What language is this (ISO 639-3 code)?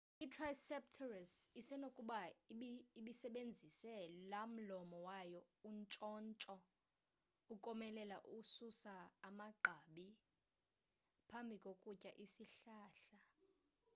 xho